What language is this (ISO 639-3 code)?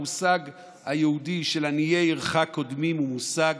heb